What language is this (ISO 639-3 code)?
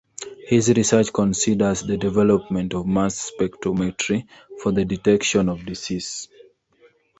eng